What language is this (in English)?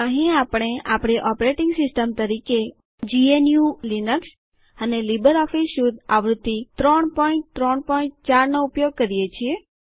Gujarati